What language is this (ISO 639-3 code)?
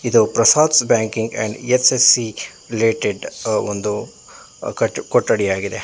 kan